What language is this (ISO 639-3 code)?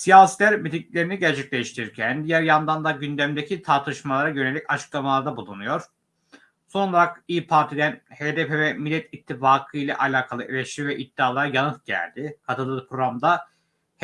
tur